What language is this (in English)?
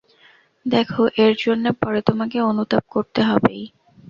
Bangla